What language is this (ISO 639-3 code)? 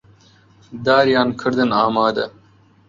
ckb